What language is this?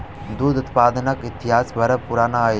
Maithili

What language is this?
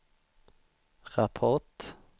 Swedish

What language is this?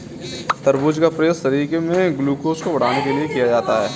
Hindi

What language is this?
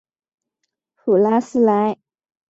Chinese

